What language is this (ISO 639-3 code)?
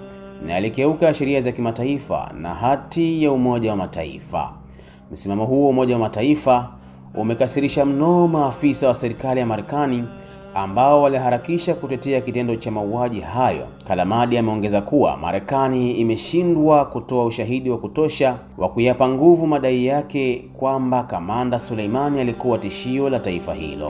swa